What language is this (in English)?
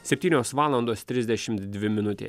Lithuanian